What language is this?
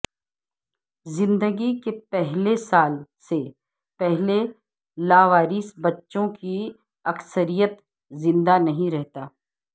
Urdu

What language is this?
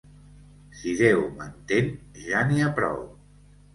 Catalan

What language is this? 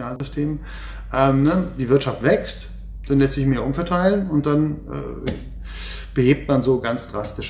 German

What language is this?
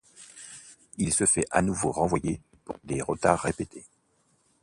French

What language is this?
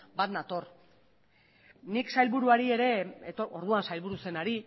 Basque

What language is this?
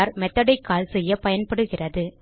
Tamil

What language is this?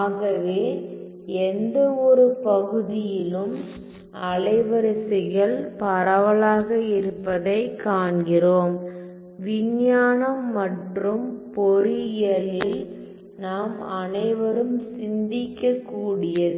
Tamil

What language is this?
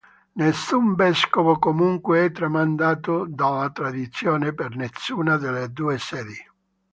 Italian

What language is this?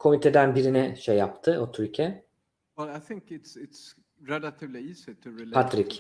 Turkish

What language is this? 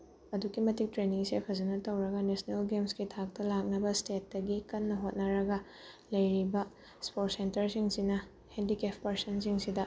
Manipuri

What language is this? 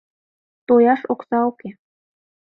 Mari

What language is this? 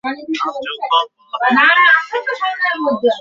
Bangla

